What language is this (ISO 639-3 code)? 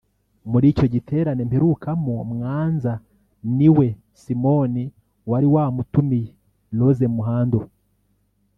kin